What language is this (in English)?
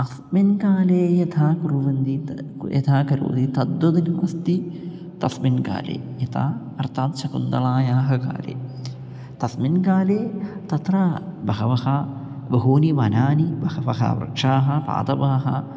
Sanskrit